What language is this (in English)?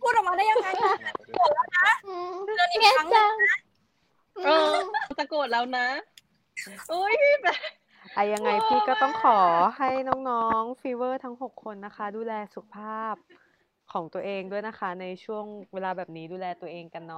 Thai